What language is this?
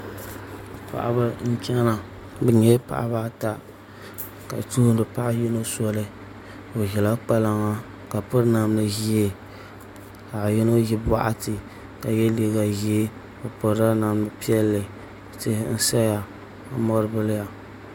Dagbani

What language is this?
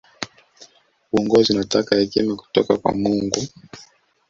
Swahili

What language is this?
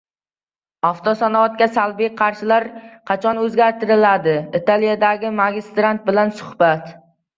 Uzbek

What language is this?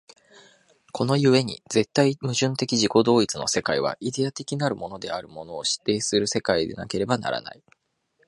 Japanese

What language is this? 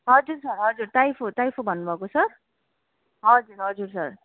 Nepali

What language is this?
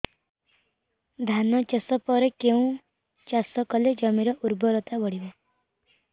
Odia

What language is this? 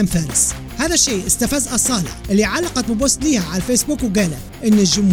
Arabic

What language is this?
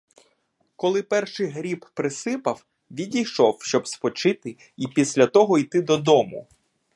Ukrainian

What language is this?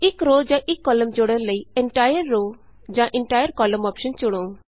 Punjabi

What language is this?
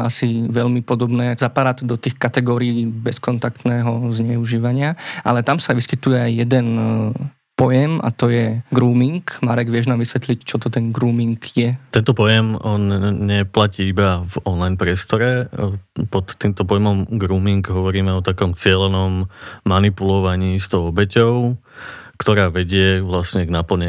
Slovak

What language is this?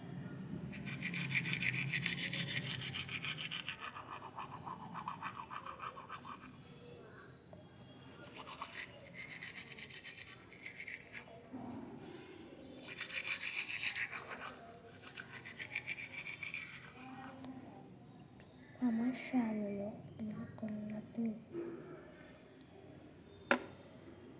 Telugu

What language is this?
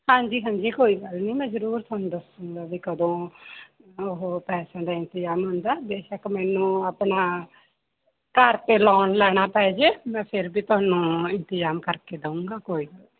Punjabi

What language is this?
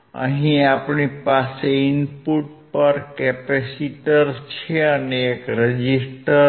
Gujarati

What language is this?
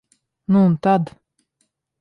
Latvian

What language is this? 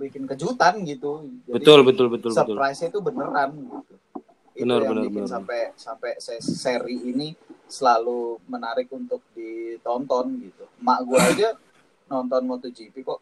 Indonesian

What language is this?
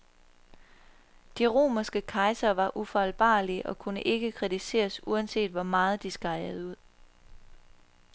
Danish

